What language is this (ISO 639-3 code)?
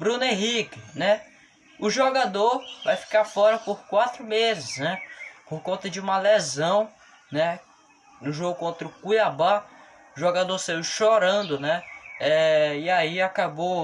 por